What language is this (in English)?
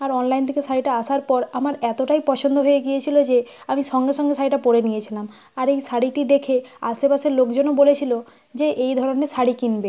Bangla